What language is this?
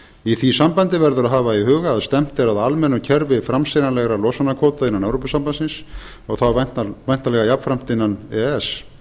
Icelandic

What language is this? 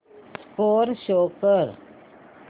Marathi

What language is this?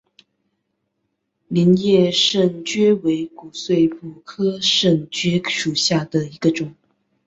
Chinese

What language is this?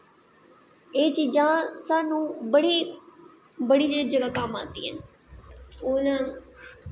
Dogri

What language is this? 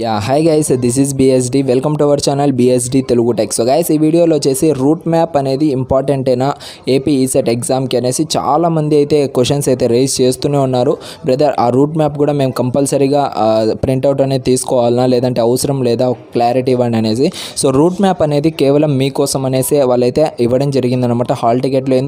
Hindi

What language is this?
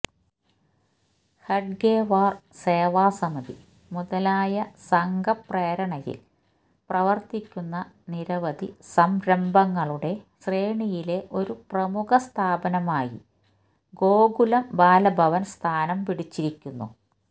Malayalam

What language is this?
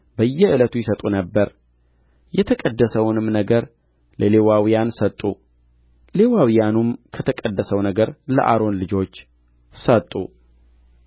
Amharic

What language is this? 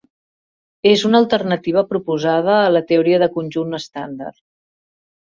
Catalan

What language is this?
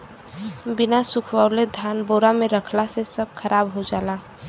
Bhojpuri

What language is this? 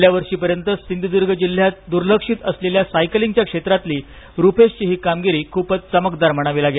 Marathi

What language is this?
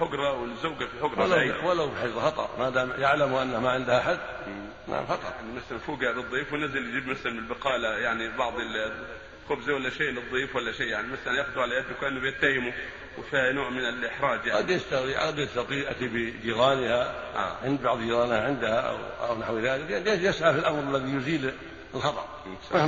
Arabic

